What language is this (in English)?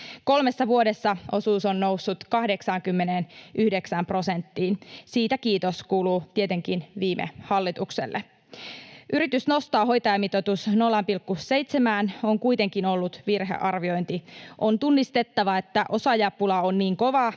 Finnish